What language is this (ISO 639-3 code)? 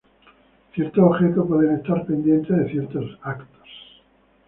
spa